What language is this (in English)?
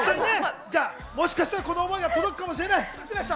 Japanese